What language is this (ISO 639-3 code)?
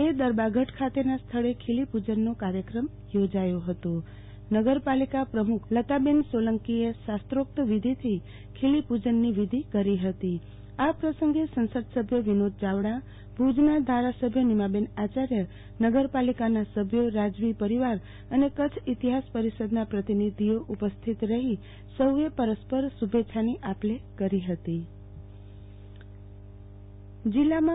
guj